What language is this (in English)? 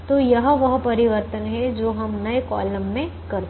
Hindi